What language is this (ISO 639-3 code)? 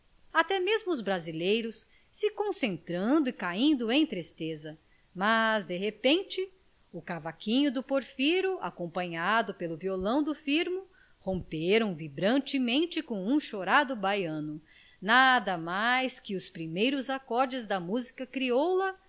por